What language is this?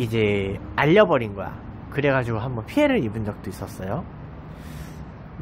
Korean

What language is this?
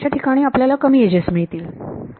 Marathi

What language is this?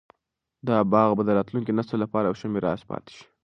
Pashto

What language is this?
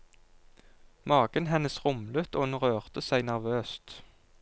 Norwegian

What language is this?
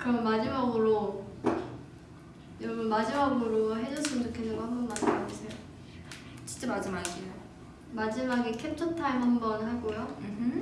Korean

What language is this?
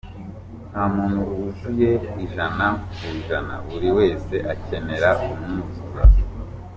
Kinyarwanda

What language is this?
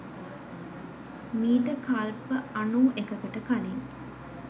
Sinhala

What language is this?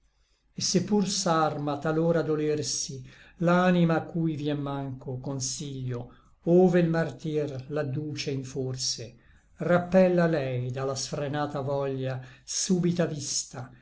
Italian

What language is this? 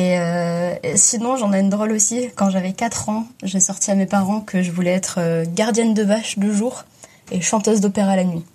French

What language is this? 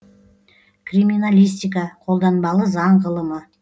Kazakh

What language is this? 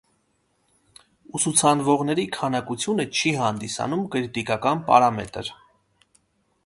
Armenian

